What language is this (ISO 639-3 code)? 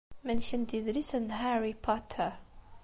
kab